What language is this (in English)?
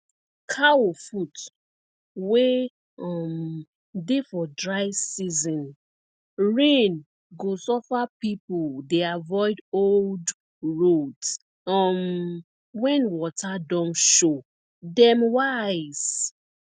Nigerian Pidgin